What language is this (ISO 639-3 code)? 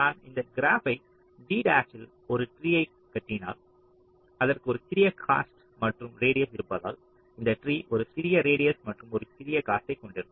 tam